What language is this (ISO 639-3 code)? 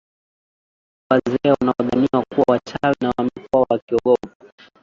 swa